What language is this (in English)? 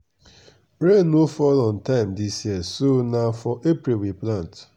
Nigerian Pidgin